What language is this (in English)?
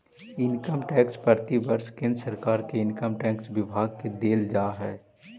Magahi